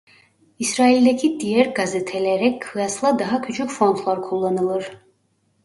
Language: Turkish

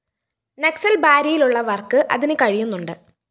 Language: Malayalam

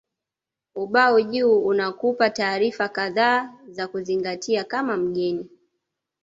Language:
Swahili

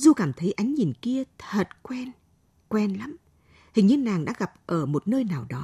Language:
Vietnamese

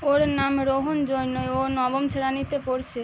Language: Bangla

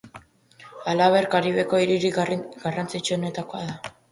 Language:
Basque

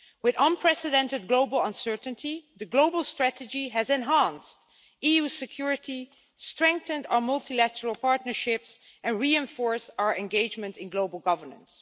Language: English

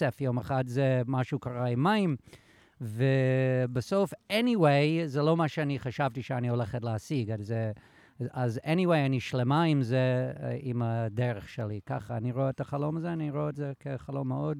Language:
Hebrew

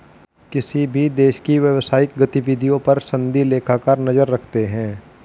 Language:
Hindi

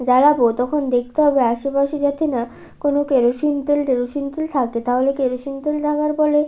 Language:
Bangla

